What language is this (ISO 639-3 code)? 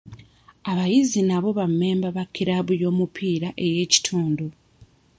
lug